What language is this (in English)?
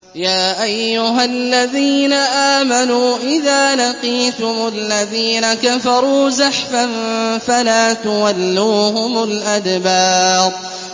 Arabic